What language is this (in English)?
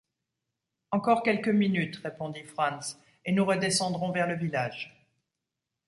French